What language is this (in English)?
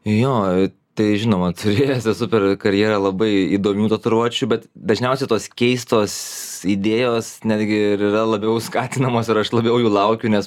Lithuanian